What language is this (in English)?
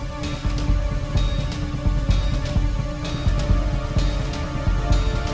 Indonesian